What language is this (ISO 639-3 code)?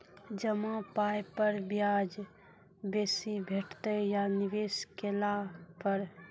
mai